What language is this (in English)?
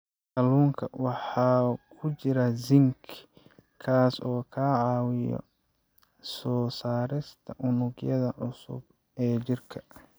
Somali